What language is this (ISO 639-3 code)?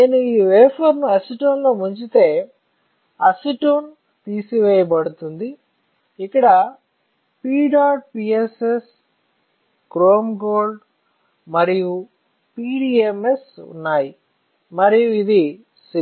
tel